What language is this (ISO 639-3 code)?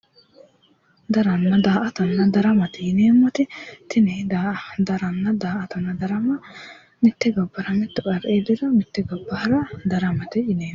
sid